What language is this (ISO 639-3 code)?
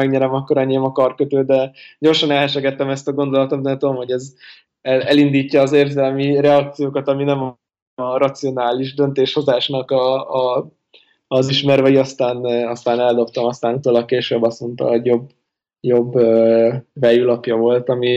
hun